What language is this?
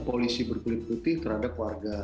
Indonesian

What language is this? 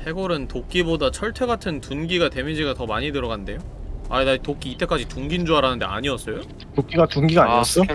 Korean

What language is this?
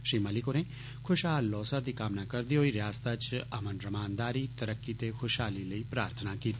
Dogri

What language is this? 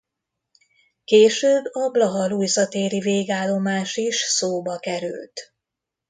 Hungarian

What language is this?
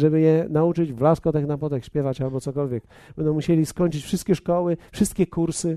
Polish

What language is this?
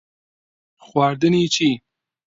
Central Kurdish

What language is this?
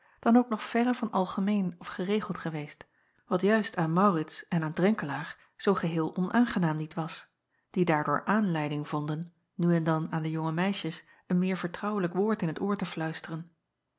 Dutch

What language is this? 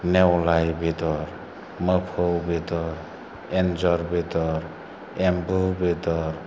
Bodo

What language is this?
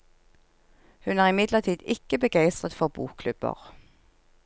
Norwegian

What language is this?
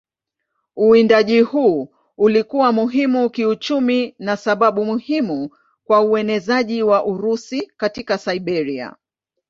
Swahili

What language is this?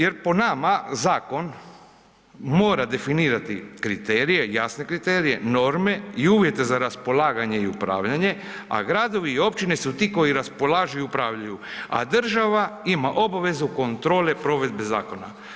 Croatian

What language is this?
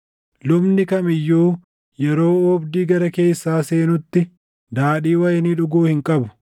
Oromo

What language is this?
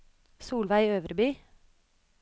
Norwegian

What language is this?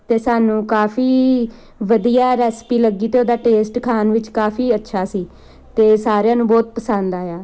Punjabi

